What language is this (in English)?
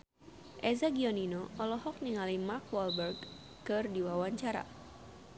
Sundanese